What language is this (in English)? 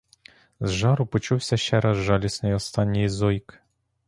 Ukrainian